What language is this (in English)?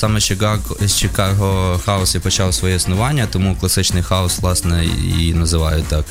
Ukrainian